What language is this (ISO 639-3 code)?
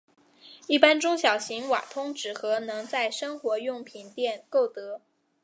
zho